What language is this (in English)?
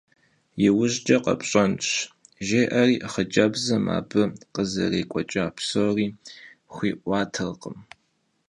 Kabardian